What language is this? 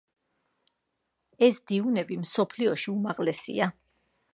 Georgian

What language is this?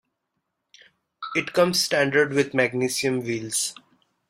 English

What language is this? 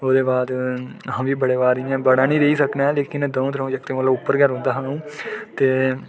Dogri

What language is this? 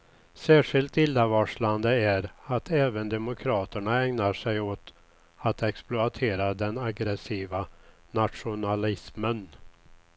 Swedish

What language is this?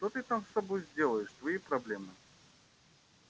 Russian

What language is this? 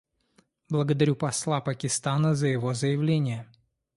Russian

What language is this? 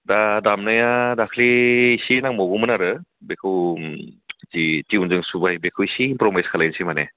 Bodo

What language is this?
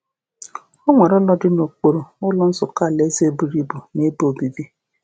Igbo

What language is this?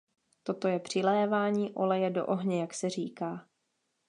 Czech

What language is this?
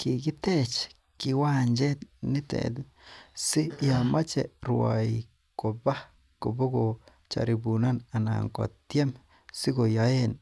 Kalenjin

